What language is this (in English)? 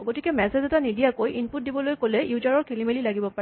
Assamese